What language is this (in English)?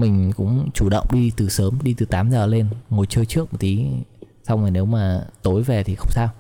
Vietnamese